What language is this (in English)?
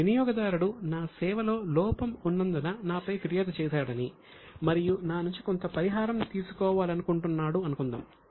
Telugu